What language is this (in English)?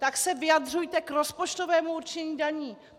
Czech